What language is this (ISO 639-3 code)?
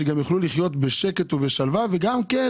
heb